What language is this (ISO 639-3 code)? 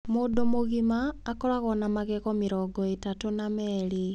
kik